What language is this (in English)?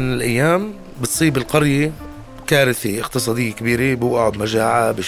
Arabic